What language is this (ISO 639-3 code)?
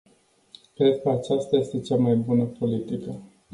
ron